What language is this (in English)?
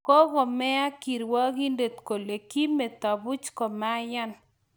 Kalenjin